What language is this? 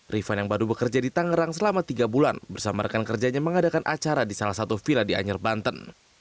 Indonesian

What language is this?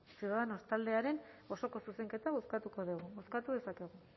Basque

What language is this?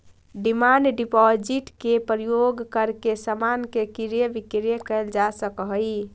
Magahi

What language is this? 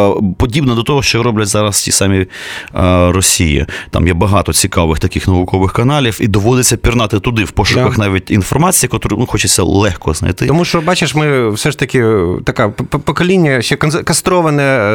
Ukrainian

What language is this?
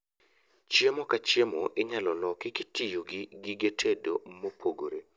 Luo (Kenya and Tanzania)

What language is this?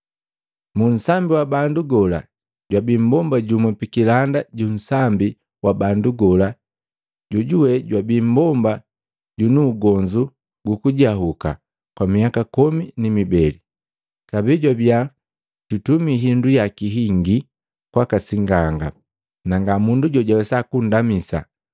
Matengo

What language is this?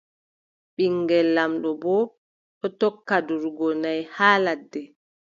Adamawa Fulfulde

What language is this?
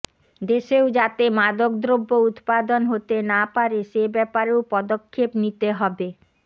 Bangla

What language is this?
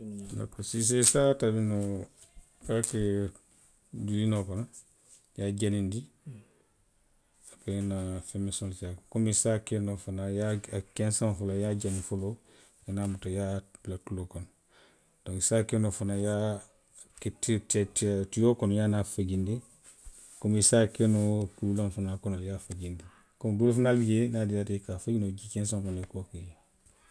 Western Maninkakan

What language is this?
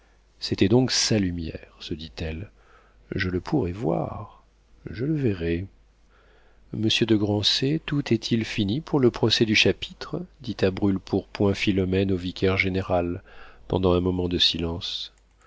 French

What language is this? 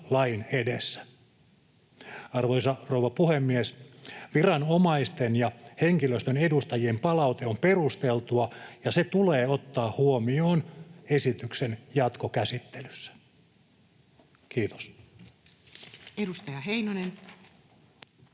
Finnish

